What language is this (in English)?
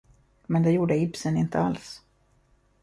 Swedish